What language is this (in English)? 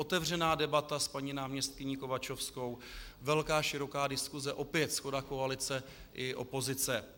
Czech